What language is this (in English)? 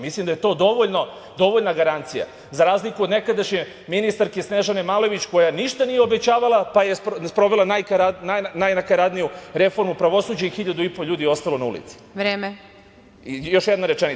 Serbian